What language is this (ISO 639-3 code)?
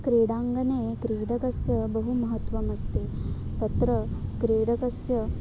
san